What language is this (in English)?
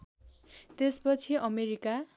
Nepali